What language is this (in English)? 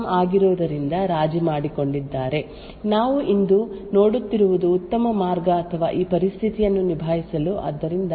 Kannada